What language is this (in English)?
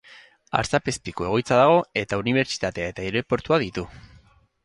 Basque